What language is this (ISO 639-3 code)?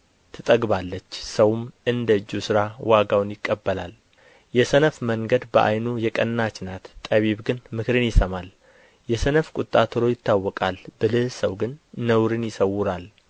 amh